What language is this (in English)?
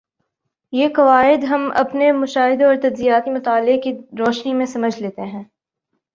Urdu